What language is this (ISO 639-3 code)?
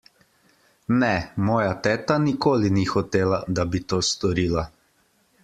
slv